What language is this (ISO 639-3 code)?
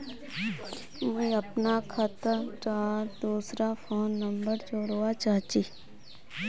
mag